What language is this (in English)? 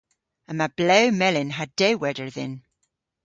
Cornish